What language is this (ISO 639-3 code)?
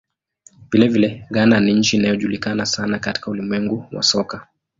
swa